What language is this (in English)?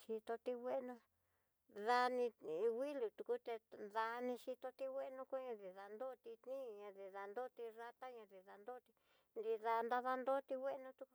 Tidaá Mixtec